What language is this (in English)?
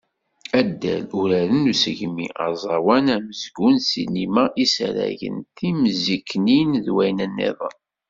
Kabyle